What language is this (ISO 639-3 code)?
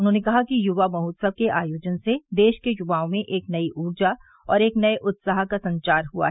hin